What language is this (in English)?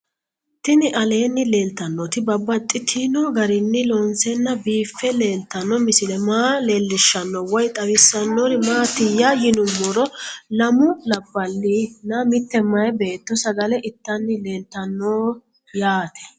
Sidamo